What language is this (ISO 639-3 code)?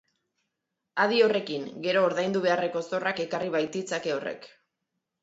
eus